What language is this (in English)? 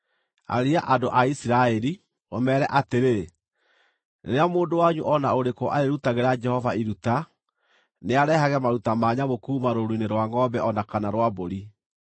Kikuyu